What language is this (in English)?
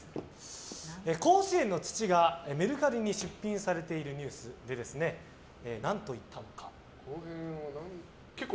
Japanese